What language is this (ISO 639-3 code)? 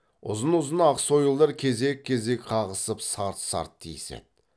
kaz